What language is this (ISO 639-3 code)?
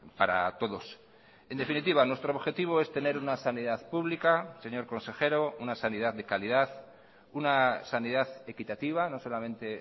spa